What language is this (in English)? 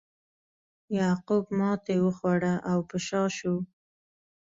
Pashto